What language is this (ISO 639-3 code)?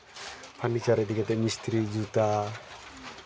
sat